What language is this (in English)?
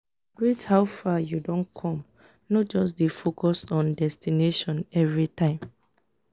Nigerian Pidgin